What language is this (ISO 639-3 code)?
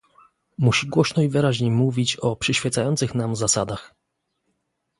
pol